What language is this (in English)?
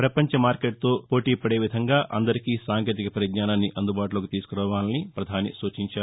Telugu